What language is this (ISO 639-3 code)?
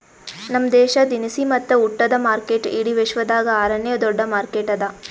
kan